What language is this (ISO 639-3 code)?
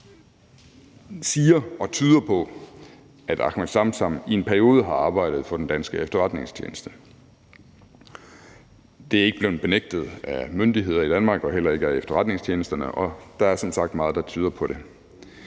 dan